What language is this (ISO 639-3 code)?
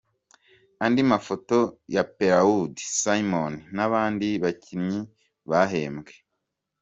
kin